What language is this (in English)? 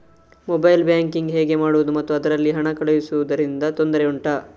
Kannada